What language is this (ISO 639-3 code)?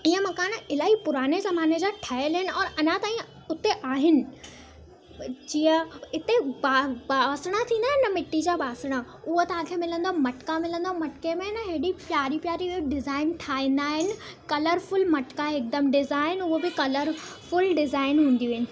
snd